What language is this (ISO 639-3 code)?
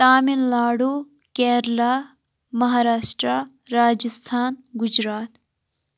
kas